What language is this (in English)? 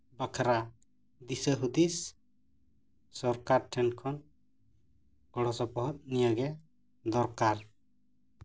Santali